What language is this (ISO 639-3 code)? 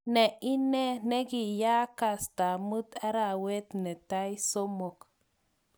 kln